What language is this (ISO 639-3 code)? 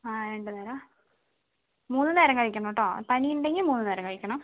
mal